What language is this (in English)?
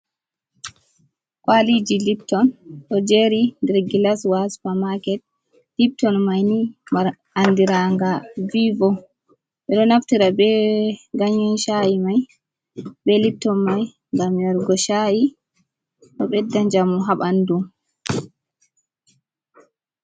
Fula